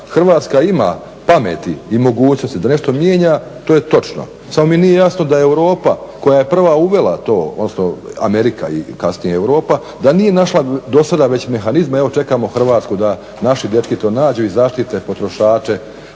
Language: Croatian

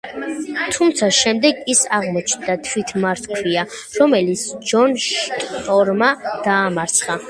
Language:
Georgian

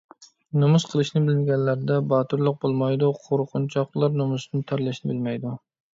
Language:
Uyghur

